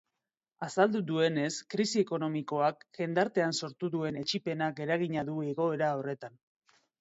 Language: Basque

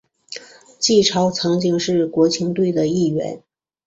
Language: Chinese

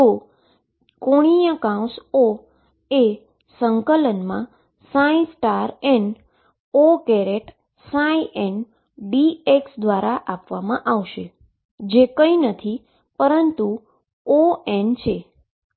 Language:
Gujarati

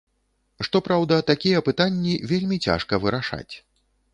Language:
Belarusian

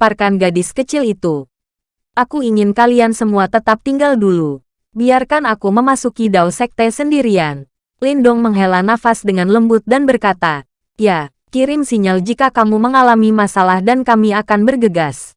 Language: Indonesian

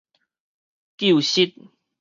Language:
Min Nan Chinese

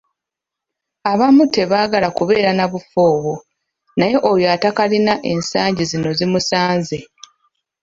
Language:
Ganda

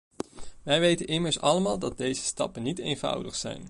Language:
Dutch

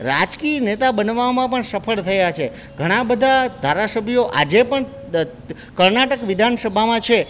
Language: Gujarati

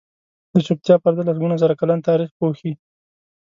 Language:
Pashto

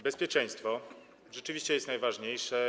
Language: Polish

